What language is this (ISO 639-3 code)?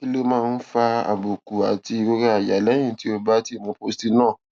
yor